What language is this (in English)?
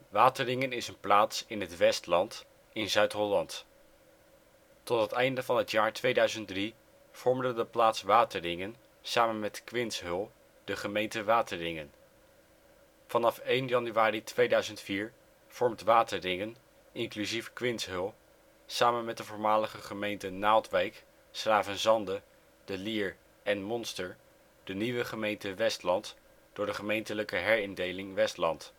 Dutch